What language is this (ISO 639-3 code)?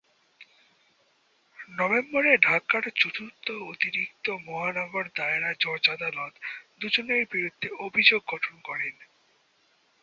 ben